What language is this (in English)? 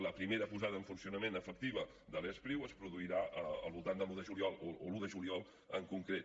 Catalan